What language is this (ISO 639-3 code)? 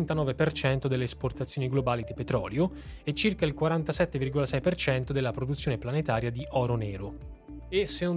ita